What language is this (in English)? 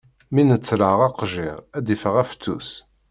Kabyle